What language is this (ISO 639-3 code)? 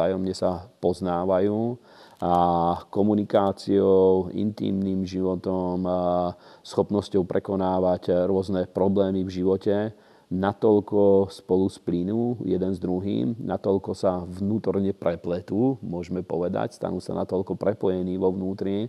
slk